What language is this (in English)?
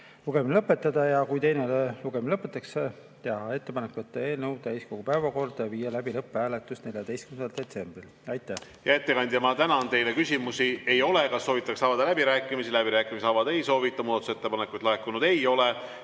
Estonian